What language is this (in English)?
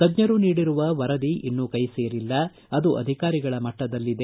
Kannada